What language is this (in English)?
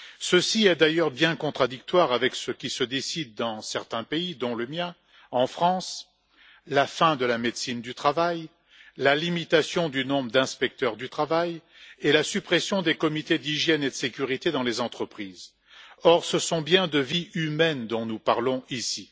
French